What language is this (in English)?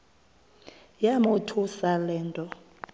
Xhosa